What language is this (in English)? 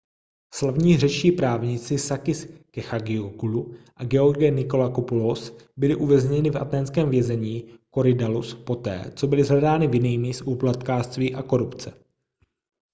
Czech